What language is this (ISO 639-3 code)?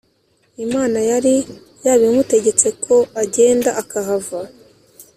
kin